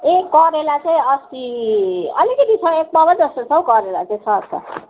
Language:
Nepali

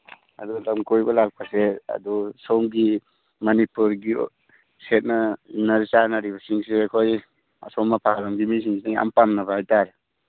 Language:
Manipuri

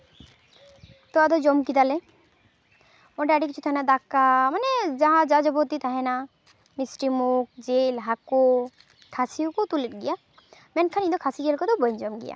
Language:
Santali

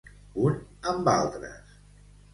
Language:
Catalan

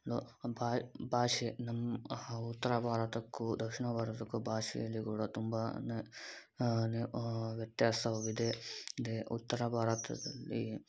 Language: Kannada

